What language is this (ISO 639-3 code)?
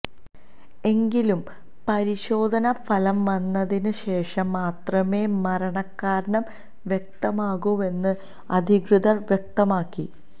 mal